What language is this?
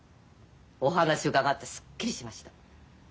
Japanese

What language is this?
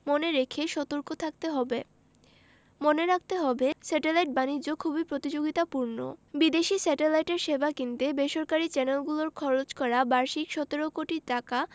Bangla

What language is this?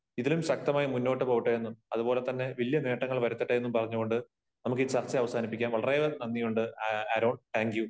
Malayalam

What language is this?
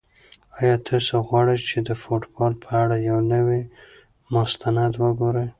Pashto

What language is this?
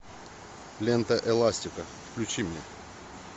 Russian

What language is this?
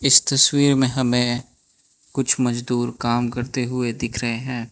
Hindi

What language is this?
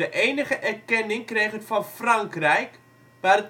Dutch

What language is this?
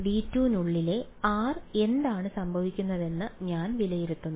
Malayalam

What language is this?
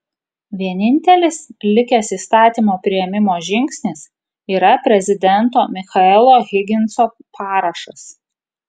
Lithuanian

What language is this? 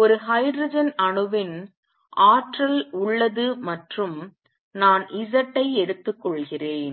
Tamil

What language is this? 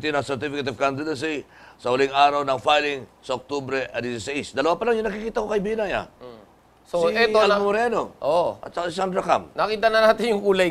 Filipino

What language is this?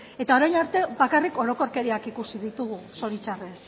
Basque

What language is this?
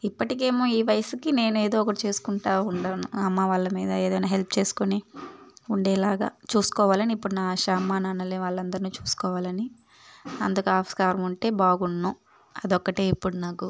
Telugu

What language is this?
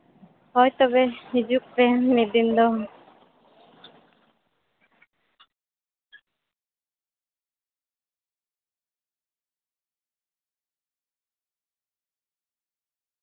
Santali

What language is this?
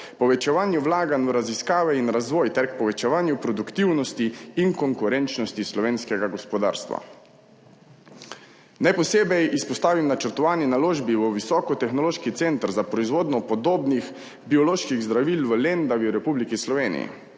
Slovenian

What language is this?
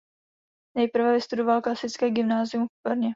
Czech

